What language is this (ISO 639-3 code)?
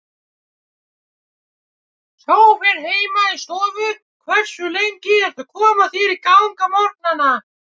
isl